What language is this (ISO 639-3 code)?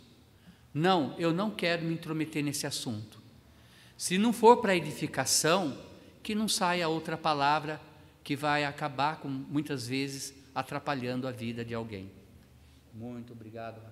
por